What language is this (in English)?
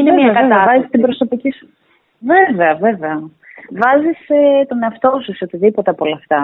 Greek